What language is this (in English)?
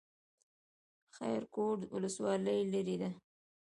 Pashto